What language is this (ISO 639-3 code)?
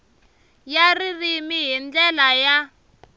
tso